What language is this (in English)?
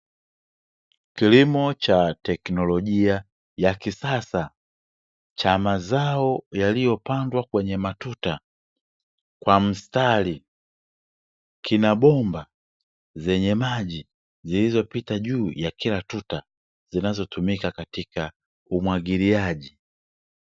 Swahili